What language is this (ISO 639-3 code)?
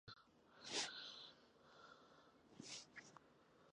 ben